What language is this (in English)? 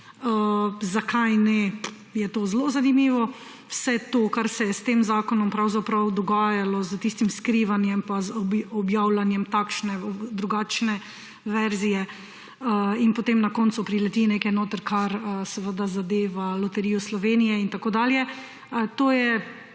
Slovenian